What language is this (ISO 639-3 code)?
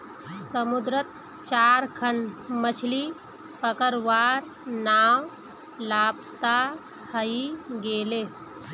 mag